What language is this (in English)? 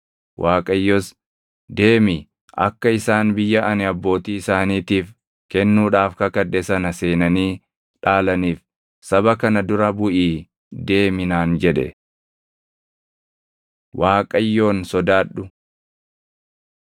Oromo